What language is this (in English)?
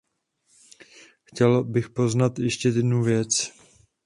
Czech